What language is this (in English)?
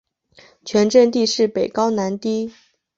Chinese